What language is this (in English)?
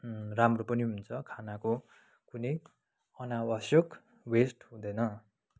Nepali